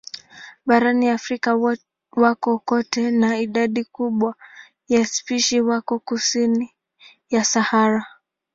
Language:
Swahili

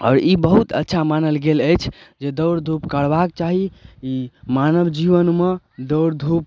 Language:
Maithili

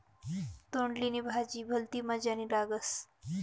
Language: Marathi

